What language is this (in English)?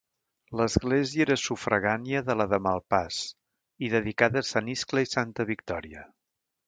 Catalan